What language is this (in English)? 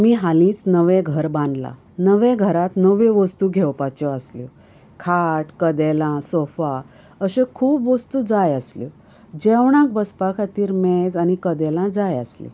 Konkani